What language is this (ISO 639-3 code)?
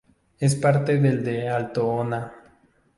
spa